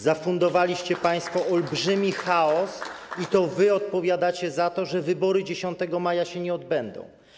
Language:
Polish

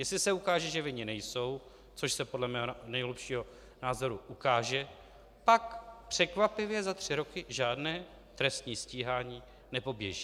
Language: Czech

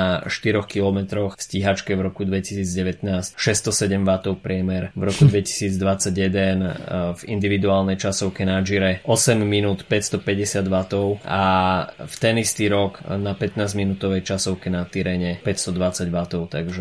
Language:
Slovak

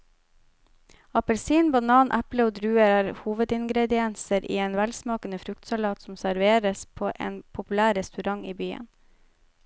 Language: Norwegian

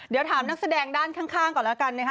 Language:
Thai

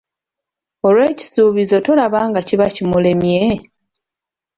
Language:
Ganda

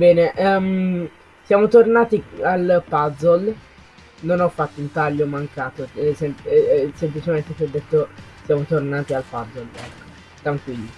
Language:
Italian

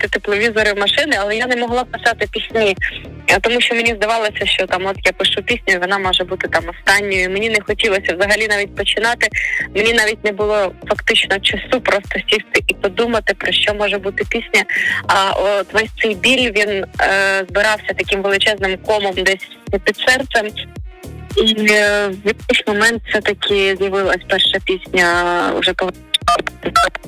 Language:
Ukrainian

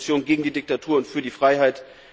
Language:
German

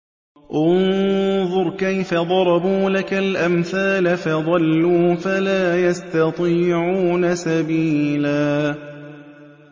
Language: Arabic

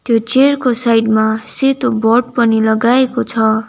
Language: Nepali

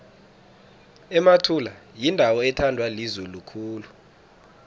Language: South Ndebele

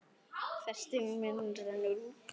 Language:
Icelandic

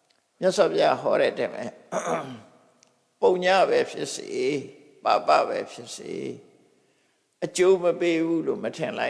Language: English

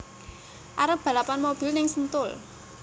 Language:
Javanese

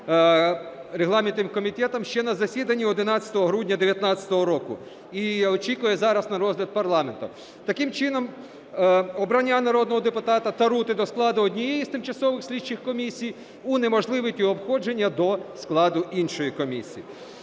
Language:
Ukrainian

